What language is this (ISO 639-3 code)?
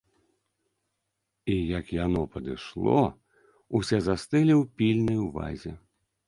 bel